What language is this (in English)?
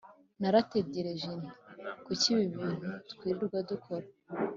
Kinyarwanda